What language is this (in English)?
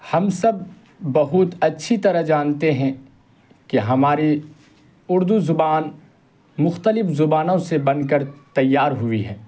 Urdu